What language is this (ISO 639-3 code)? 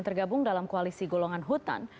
ind